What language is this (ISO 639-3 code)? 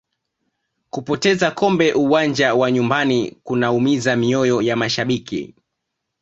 swa